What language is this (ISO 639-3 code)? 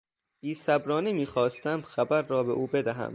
fas